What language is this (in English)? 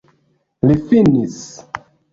Esperanto